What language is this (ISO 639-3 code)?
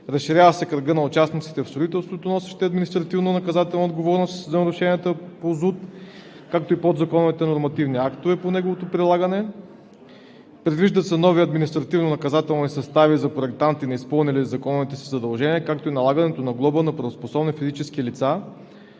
bul